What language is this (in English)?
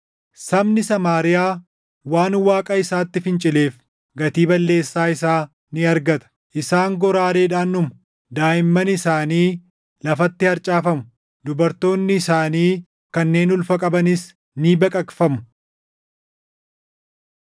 Oromo